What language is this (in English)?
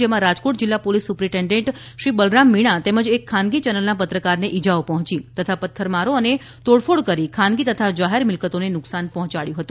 Gujarati